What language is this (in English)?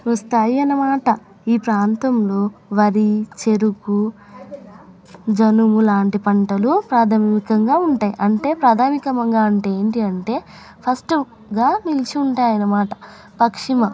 Telugu